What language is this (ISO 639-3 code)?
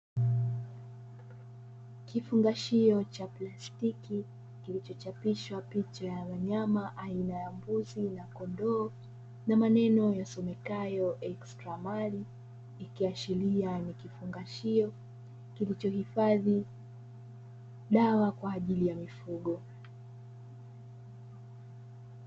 swa